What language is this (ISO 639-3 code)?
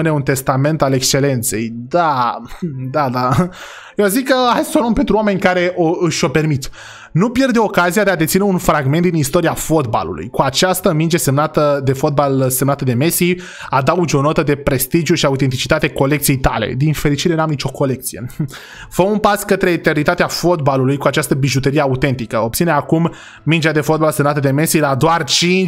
ron